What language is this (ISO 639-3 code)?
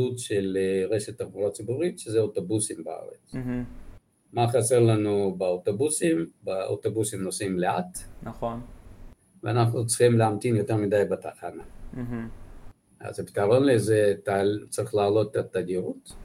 heb